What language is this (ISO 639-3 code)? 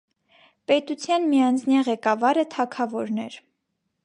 hye